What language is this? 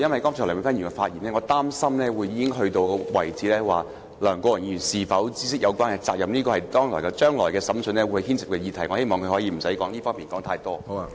Cantonese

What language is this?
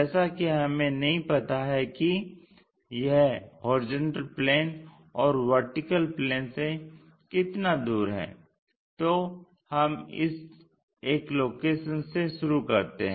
Hindi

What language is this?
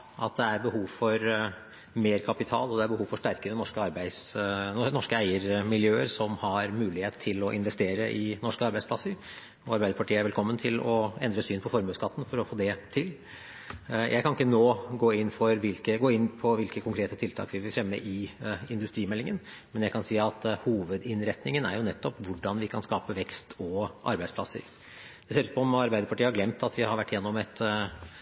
Norwegian Bokmål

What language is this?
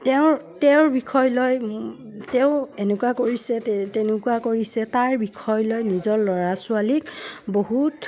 Assamese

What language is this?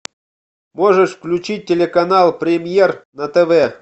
Russian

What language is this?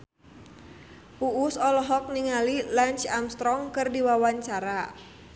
Sundanese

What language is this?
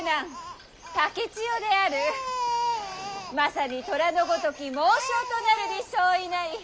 Japanese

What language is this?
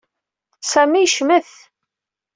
Kabyle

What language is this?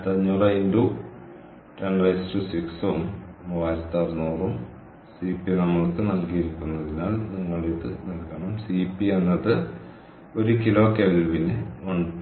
Malayalam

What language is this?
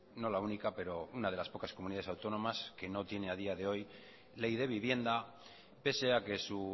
Spanish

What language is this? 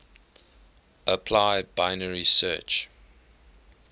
English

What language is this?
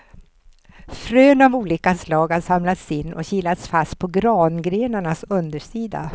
Swedish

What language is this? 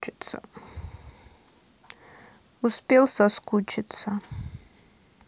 Russian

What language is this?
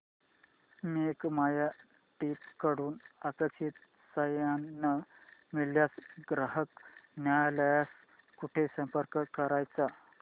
Marathi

